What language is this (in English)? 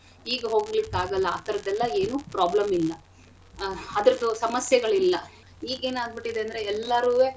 Kannada